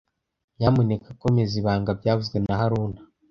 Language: Kinyarwanda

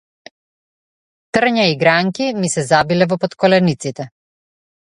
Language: Macedonian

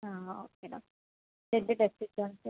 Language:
Malayalam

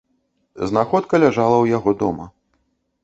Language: Belarusian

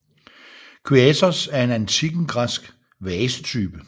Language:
Danish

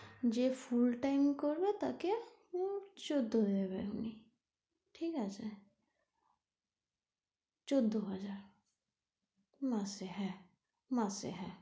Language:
Bangla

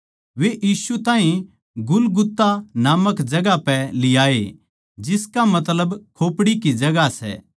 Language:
Haryanvi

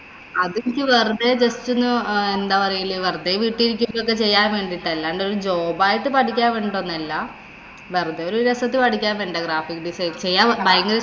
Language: Malayalam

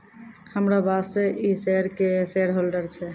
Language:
Maithili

